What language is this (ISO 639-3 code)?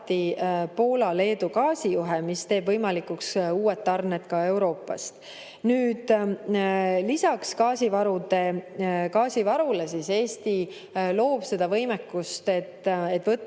est